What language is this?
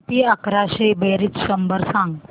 Marathi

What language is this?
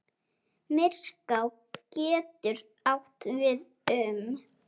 Icelandic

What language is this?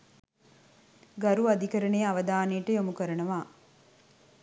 Sinhala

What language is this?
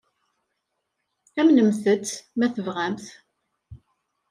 Kabyle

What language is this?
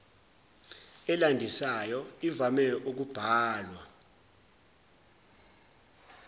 Zulu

